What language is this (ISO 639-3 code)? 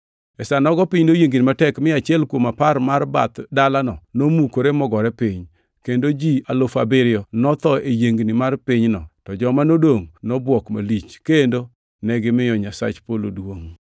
luo